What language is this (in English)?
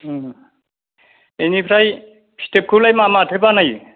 Bodo